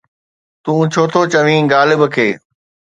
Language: Sindhi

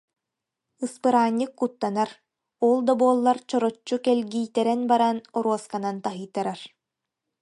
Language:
Yakut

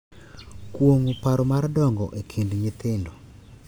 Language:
Luo (Kenya and Tanzania)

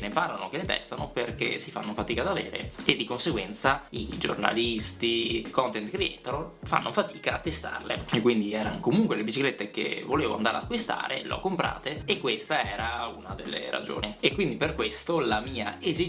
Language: Italian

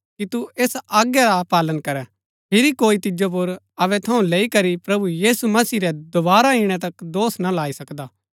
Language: Gaddi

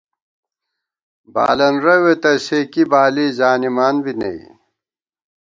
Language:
Gawar-Bati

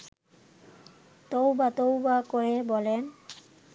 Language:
Bangla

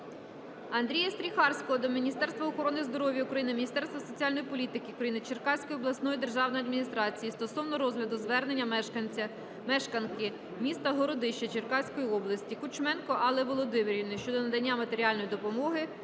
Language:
Ukrainian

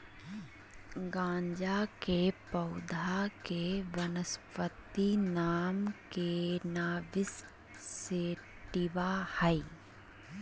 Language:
Magahi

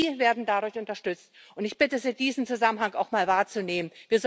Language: German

